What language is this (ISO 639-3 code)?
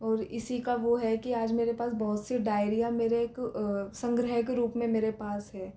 hin